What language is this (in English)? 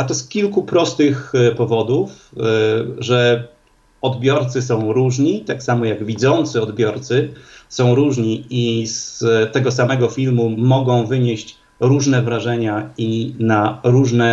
Polish